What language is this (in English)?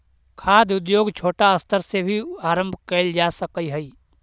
Magahi